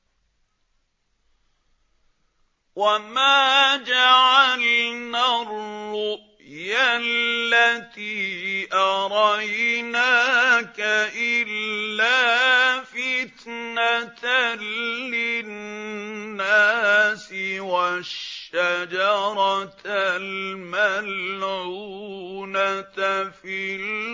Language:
Arabic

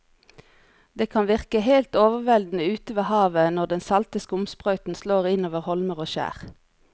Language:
Norwegian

